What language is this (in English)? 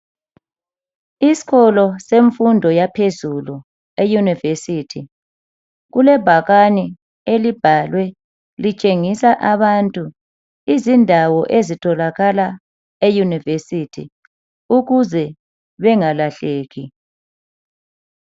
North Ndebele